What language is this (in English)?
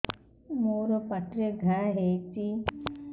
Odia